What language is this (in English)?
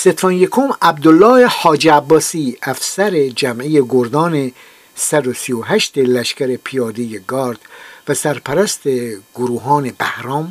Persian